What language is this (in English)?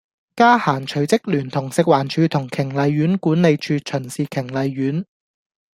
Cantonese